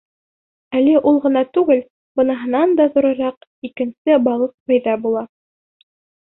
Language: Bashkir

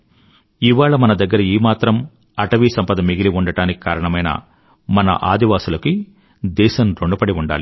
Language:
Telugu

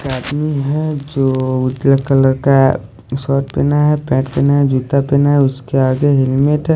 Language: Hindi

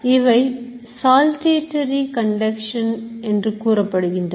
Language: Tamil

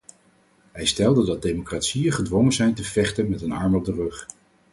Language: Dutch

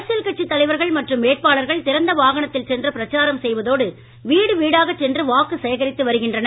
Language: Tamil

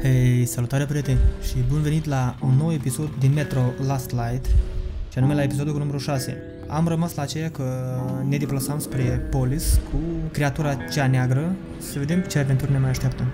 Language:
Romanian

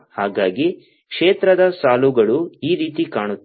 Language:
Kannada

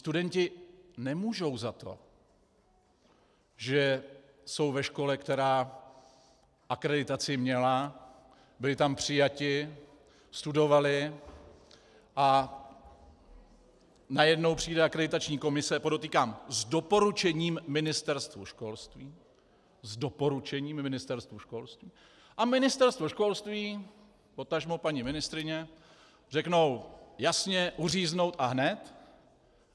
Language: Czech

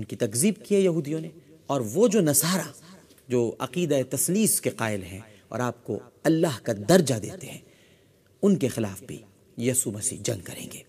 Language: Urdu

